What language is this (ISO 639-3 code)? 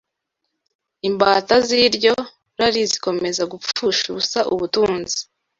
kin